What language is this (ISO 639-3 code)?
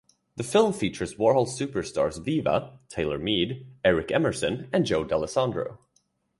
eng